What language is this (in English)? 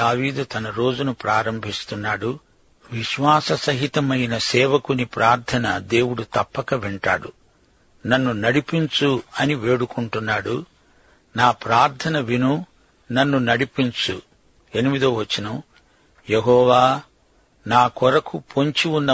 Telugu